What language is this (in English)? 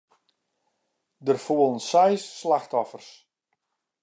Western Frisian